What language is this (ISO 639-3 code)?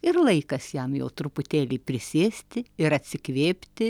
lit